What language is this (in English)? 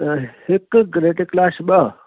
Sindhi